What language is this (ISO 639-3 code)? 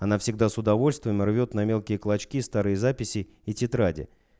rus